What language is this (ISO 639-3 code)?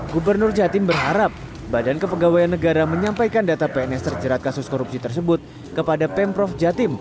ind